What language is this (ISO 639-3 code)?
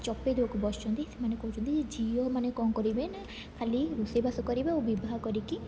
ori